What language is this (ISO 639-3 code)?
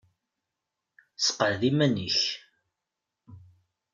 kab